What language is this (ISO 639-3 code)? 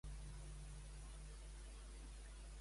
cat